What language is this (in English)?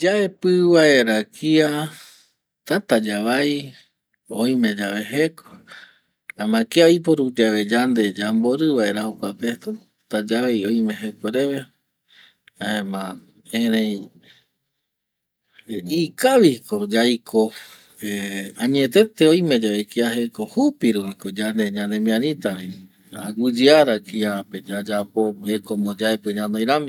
Eastern Bolivian Guaraní